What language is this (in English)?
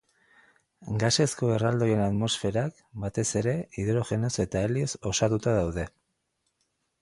Basque